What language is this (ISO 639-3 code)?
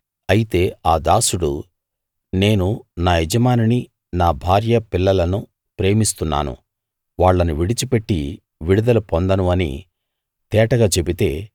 tel